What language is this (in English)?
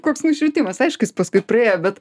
Lithuanian